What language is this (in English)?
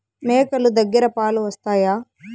Telugu